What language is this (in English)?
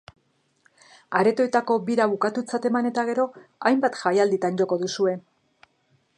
Basque